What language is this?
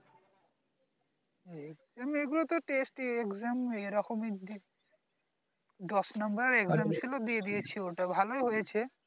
Bangla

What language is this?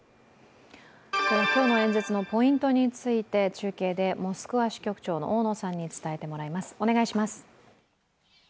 Japanese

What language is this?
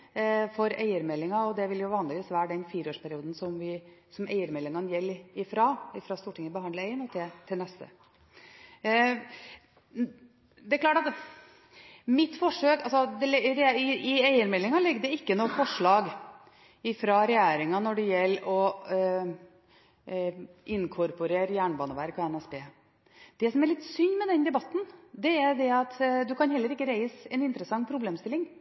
Norwegian Bokmål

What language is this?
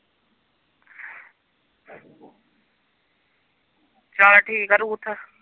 Punjabi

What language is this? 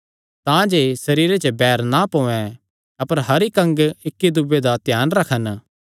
Kangri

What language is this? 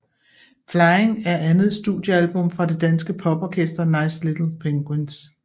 Danish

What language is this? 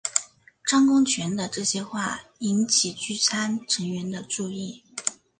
Chinese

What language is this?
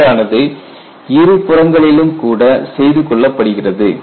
Tamil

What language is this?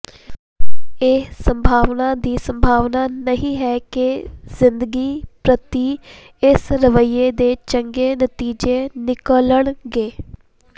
Punjabi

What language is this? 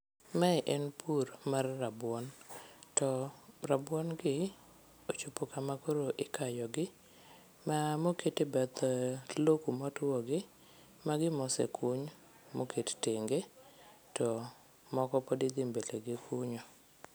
Luo (Kenya and Tanzania)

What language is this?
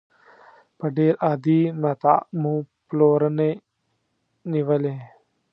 Pashto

